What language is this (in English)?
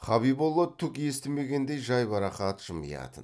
Kazakh